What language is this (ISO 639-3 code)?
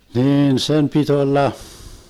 fin